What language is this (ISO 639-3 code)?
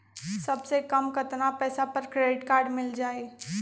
mag